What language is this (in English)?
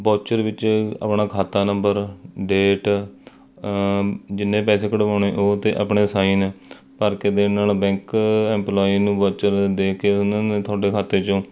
Punjabi